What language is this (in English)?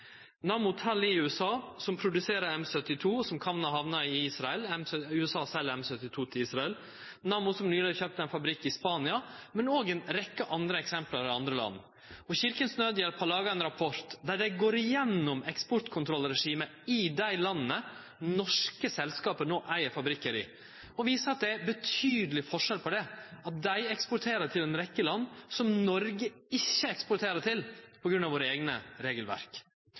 Norwegian Nynorsk